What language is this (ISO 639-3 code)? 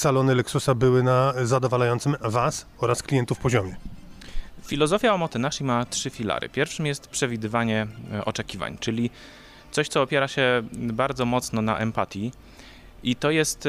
pol